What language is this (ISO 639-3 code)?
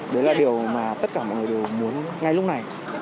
vie